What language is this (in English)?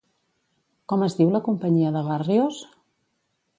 Catalan